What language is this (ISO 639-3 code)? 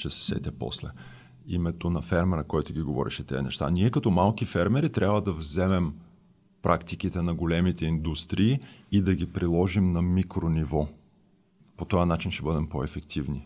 bul